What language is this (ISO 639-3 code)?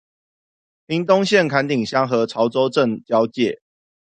zho